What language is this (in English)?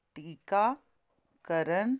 Punjabi